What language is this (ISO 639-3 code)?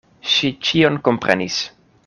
epo